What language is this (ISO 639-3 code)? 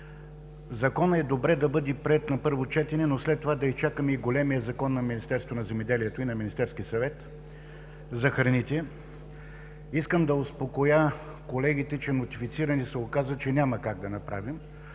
bul